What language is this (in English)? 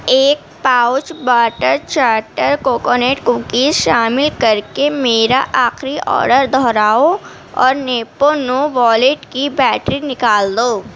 Urdu